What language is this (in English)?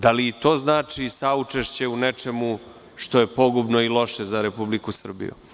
Serbian